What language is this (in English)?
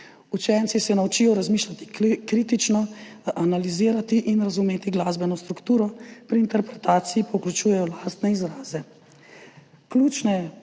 Slovenian